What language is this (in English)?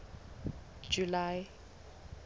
Southern Sotho